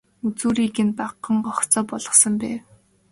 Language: Mongolian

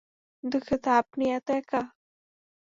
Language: Bangla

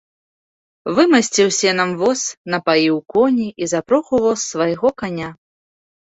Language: Belarusian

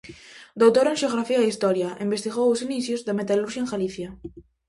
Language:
Galician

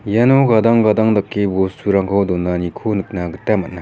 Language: Garo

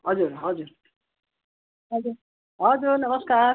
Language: Nepali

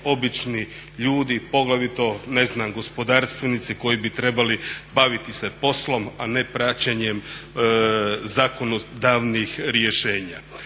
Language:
Croatian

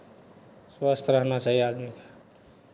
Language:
Maithili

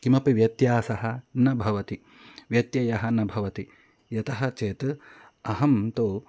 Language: Sanskrit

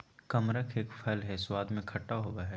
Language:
Magahi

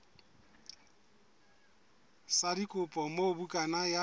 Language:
Southern Sotho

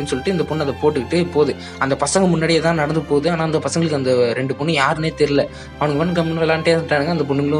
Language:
Tamil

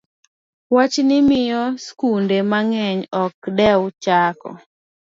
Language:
Luo (Kenya and Tanzania)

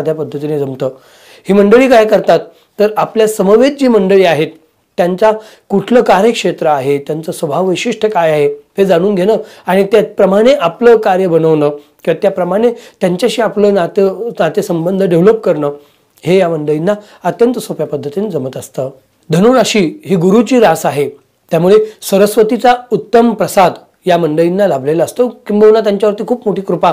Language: Hindi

